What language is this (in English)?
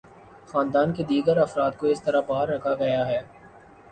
Urdu